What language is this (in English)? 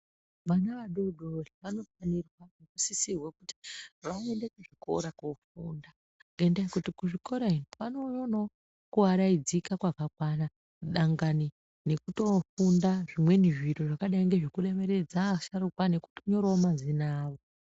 Ndau